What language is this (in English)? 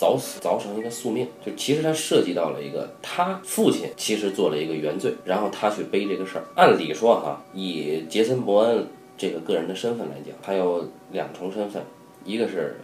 Chinese